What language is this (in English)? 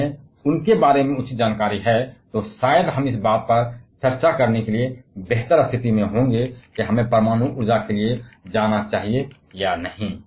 Hindi